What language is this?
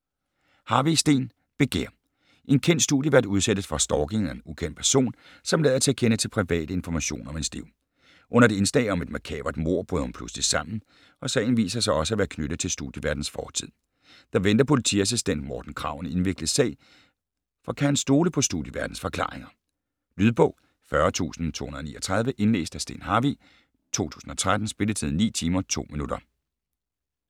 Danish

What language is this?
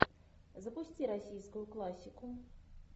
Russian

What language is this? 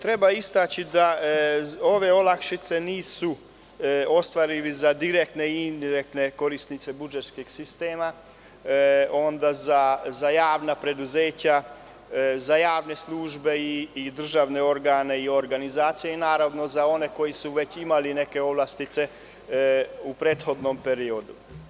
Serbian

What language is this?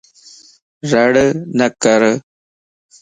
Lasi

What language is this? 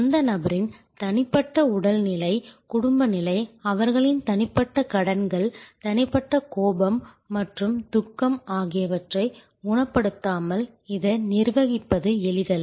Tamil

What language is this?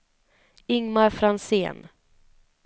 Swedish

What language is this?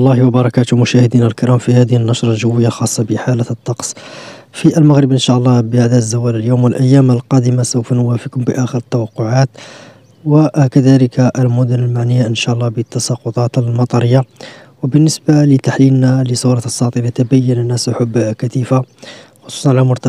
Arabic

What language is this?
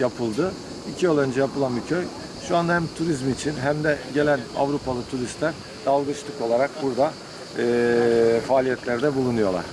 Turkish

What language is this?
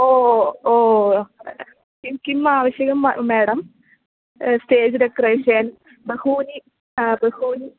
Sanskrit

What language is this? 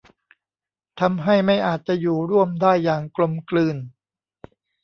Thai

